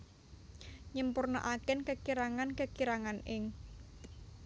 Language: Javanese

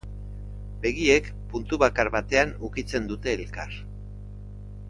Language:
Basque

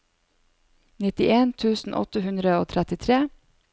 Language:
Norwegian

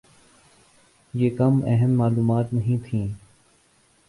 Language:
Urdu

